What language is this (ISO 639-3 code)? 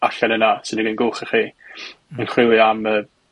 cym